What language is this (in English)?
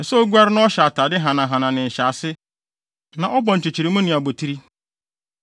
Akan